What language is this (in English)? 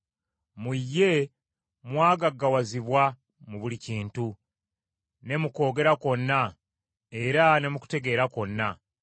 Ganda